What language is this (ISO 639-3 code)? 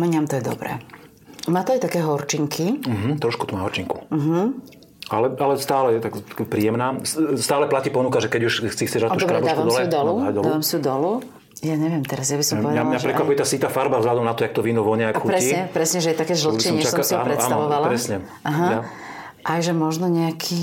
slk